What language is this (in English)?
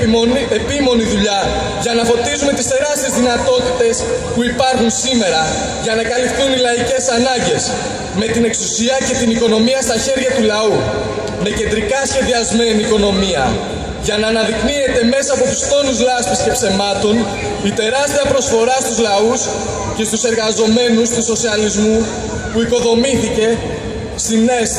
Greek